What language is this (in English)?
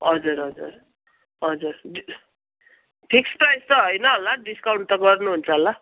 Nepali